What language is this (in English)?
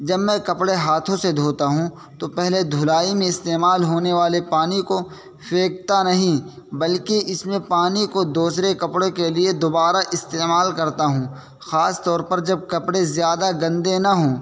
Urdu